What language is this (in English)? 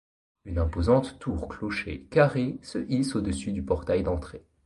French